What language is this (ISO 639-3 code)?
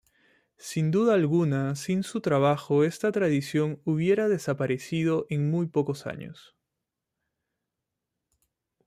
spa